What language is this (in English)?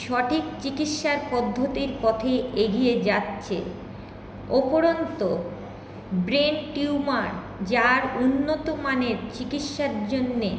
Bangla